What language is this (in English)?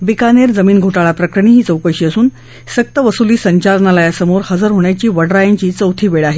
Marathi